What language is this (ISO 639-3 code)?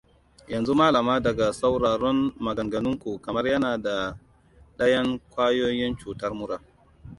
hau